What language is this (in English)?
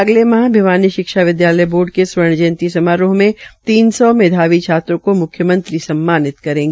Hindi